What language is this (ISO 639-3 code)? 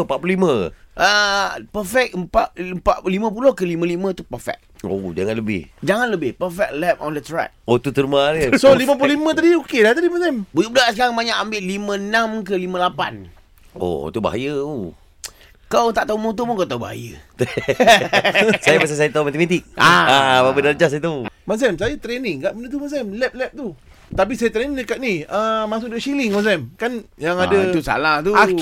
msa